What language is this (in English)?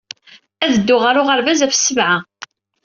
Kabyle